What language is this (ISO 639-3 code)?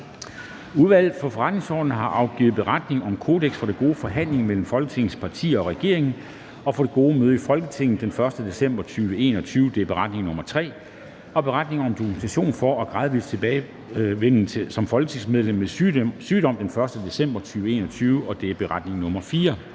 dan